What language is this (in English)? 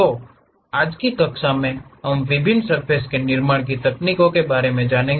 Hindi